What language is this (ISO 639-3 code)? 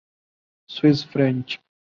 urd